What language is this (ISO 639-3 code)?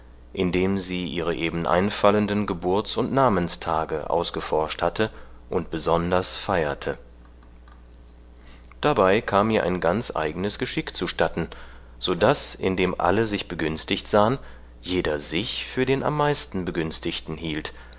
deu